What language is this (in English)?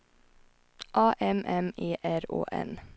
Swedish